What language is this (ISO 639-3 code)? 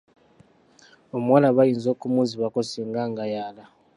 lug